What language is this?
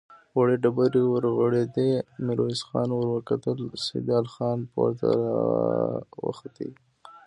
Pashto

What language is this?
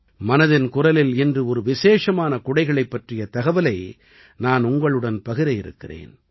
Tamil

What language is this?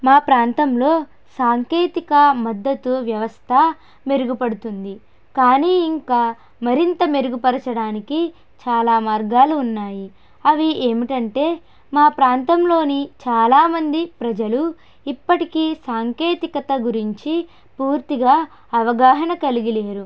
Telugu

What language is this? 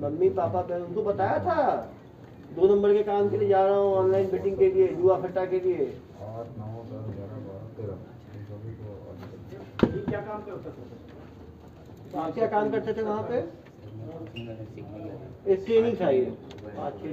Hindi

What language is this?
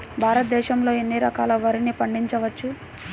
Telugu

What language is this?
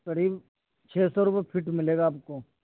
Urdu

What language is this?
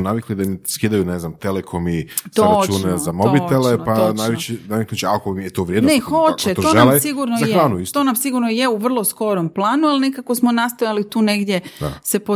Croatian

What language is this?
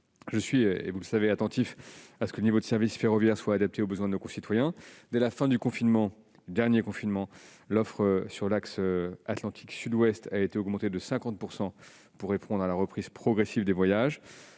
French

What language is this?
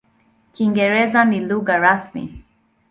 Swahili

